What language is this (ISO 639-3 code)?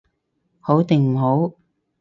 yue